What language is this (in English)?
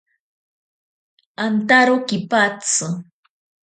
Ashéninka Perené